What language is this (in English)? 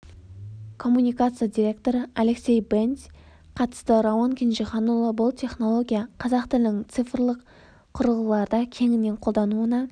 Kazakh